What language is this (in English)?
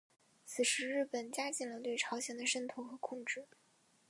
Chinese